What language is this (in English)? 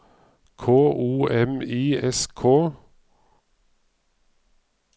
Norwegian